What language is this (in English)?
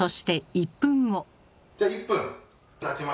Japanese